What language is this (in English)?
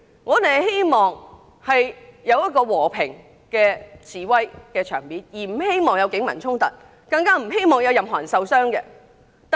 Cantonese